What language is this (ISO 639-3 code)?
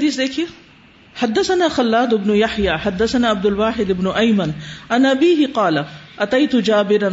urd